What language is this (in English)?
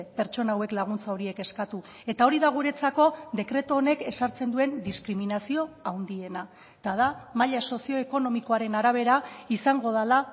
Basque